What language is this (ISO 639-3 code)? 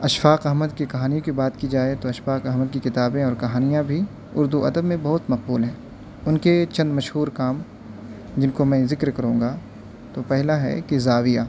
urd